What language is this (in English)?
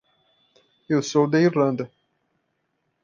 Portuguese